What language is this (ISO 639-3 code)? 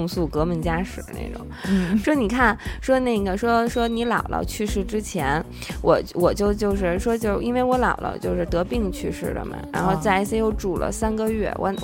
zho